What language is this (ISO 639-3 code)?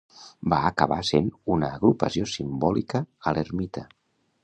cat